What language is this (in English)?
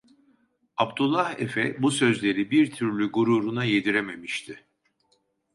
Turkish